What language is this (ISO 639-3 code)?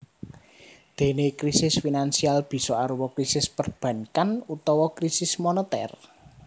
jav